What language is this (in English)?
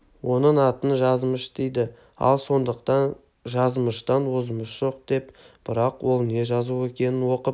Kazakh